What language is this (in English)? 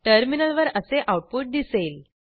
Marathi